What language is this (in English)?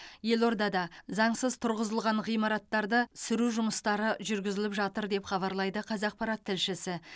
Kazakh